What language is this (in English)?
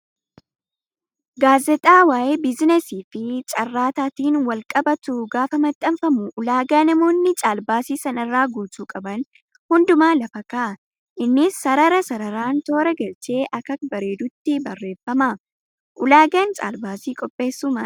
Oromo